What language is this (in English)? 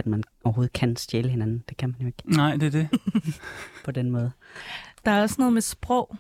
Danish